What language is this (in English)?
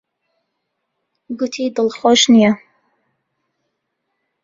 Central Kurdish